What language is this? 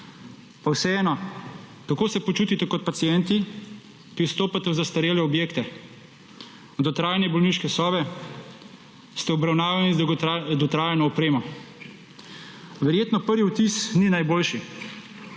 Slovenian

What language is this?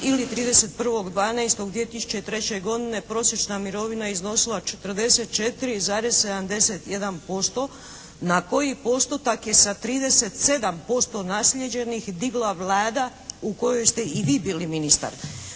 Croatian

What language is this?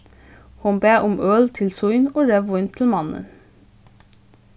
Faroese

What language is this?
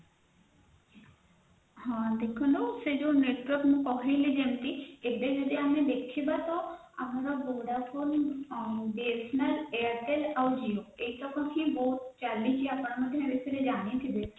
Odia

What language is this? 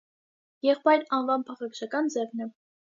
Armenian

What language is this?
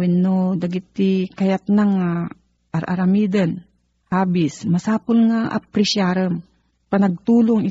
Filipino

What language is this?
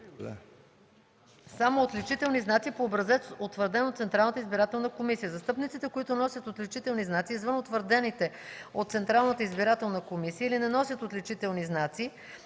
Bulgarian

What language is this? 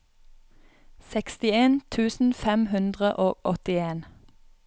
Norwegian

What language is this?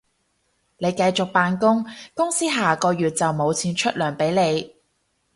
Cantonese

